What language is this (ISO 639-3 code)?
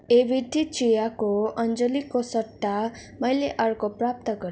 nep